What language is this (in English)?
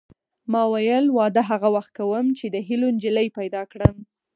Pashto